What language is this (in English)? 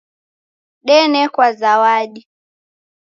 Taita